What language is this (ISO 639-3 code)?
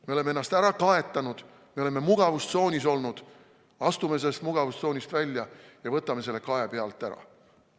est